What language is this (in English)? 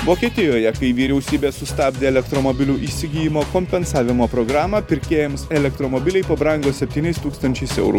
Lithuanian